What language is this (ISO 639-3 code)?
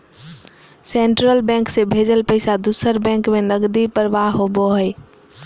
mag